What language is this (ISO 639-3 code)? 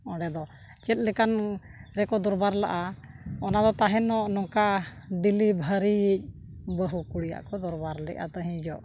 sat